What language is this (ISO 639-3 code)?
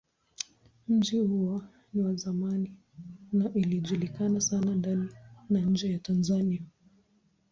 swa